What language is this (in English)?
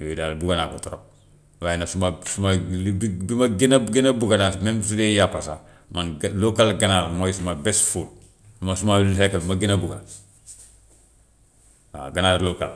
Gambian Wolof